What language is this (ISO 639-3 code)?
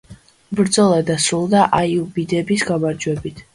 kat